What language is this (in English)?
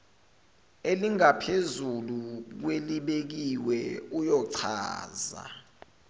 Zulu